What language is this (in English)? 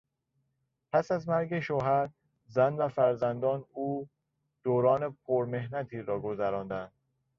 Persian